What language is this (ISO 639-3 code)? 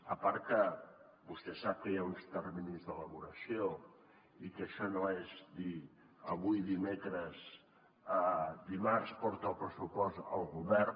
cat